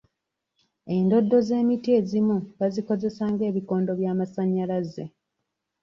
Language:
Ganda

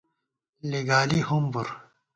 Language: Gawar-Bati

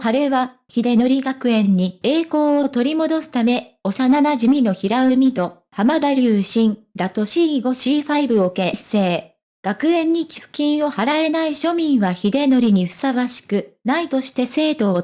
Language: Japanese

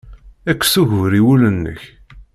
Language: Kabyle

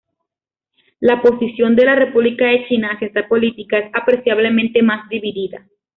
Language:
Spanish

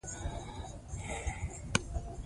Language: Pashto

